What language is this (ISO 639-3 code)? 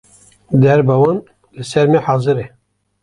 kur